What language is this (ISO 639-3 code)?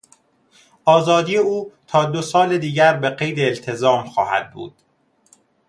fas